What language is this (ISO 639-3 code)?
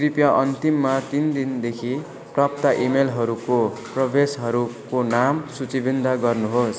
nep